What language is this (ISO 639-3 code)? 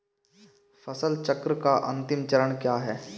hin